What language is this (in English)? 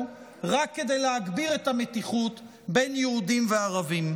Hebrew